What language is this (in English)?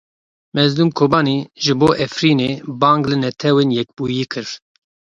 Kurdish